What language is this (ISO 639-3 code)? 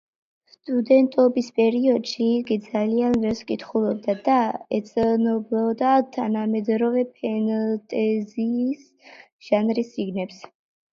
kat